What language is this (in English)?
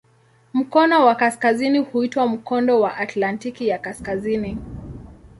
Swahili